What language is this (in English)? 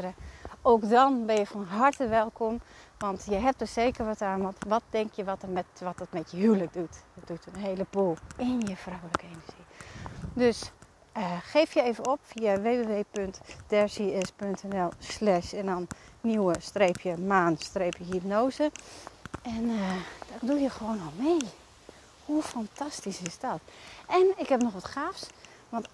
Dutch